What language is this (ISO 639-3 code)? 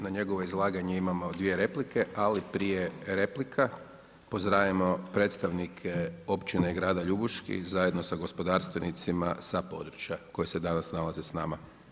hrv